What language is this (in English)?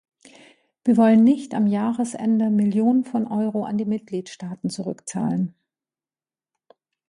German